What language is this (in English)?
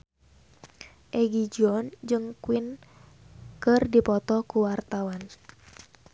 Sundanese